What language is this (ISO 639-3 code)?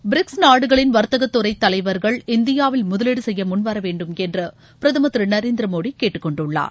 tam